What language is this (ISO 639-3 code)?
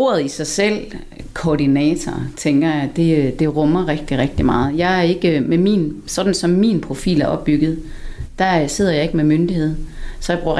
dan